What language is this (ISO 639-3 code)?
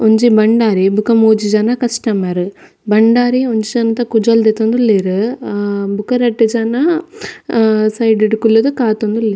tcy